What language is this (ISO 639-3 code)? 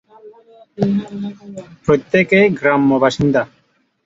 ben